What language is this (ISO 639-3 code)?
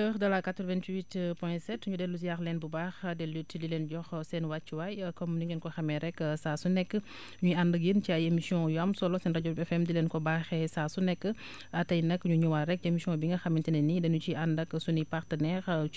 wol